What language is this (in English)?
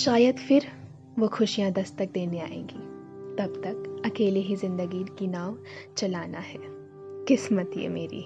Hindi